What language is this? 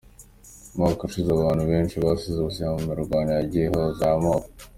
Kinyarwanda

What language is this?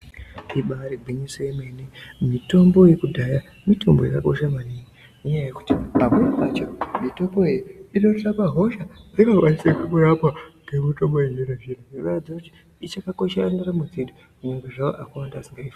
Ndau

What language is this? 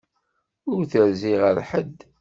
Kabyle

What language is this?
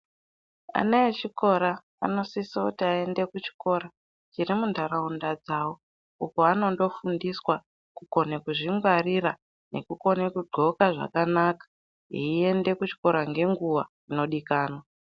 Ndau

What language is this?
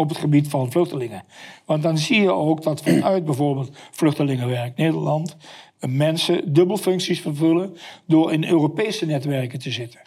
Dutch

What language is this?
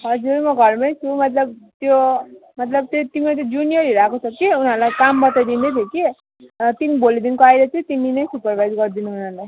Nepali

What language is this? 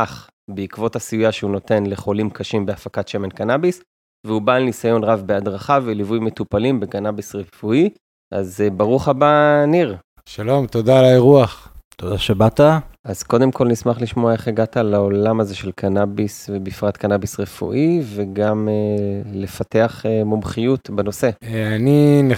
Hebrew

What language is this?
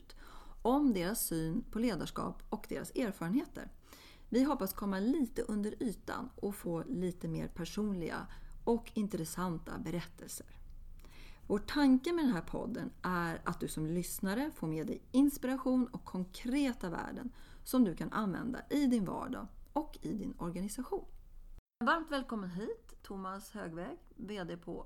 Swedish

